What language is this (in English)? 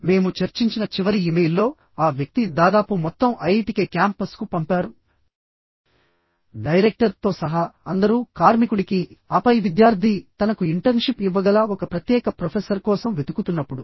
Telugu